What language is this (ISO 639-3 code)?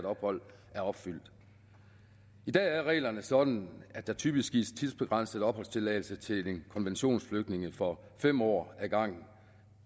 dan